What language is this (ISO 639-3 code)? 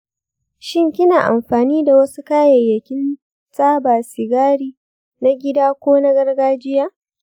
hau